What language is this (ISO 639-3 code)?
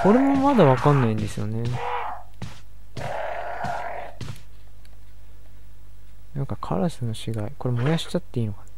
jpn